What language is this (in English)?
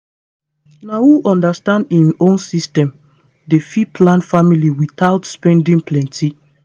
Nigerian Pidgin